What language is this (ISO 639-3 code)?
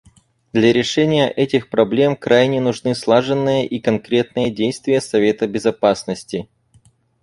rus